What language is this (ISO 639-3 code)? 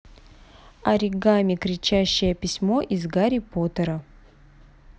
rus